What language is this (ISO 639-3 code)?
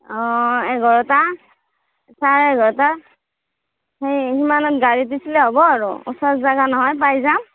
asm